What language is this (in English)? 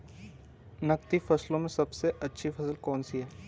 Hindi